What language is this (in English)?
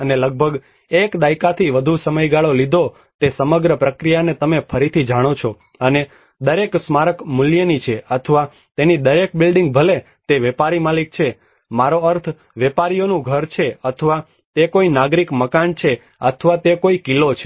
Gujarati